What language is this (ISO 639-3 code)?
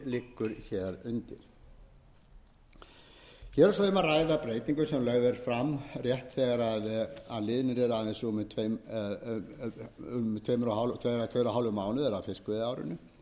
isl